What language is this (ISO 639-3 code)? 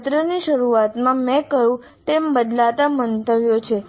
guj